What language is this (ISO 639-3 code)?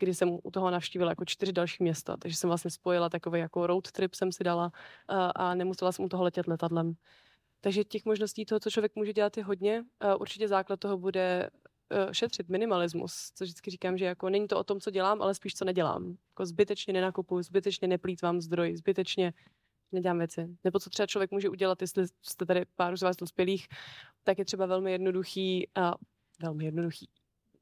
ces